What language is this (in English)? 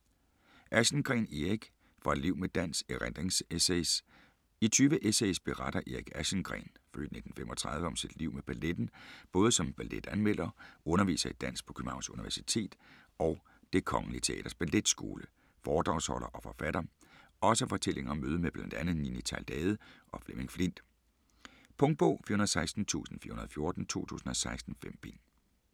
Danish